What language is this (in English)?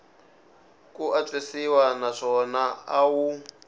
Tsonga